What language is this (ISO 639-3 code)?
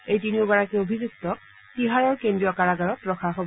asm